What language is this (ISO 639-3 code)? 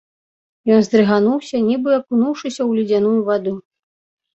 bel